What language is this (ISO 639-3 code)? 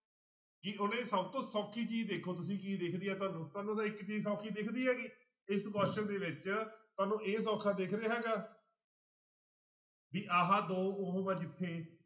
pan